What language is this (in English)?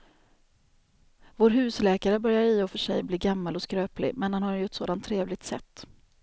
Swedish